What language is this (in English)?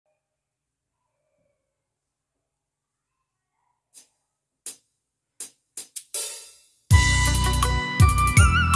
Vietnamese